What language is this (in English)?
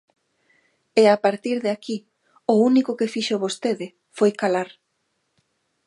Galician